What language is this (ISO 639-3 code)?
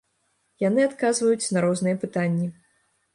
bel